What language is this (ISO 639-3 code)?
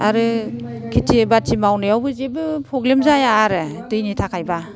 brx